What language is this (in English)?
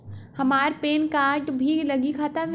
Bhojpuri